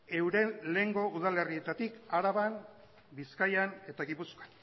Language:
Basque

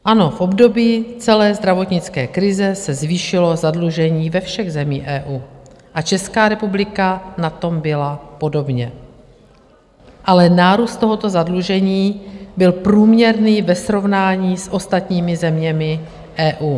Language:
Czech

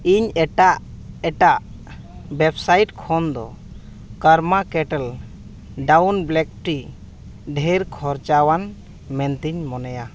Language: Santali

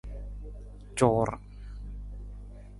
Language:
Nawdm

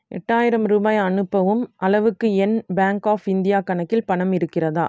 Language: Tamil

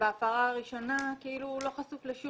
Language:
Hebrew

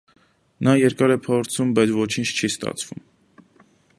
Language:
Armenian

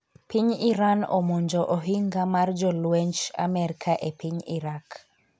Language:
Luo (Kenya and Tanzania)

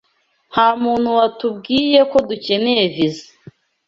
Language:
Kinyarwanda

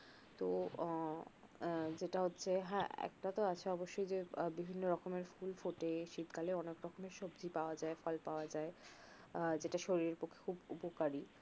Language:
Bangla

